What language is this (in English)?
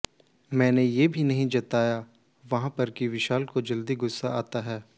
Hindi